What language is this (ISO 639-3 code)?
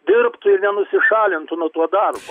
lit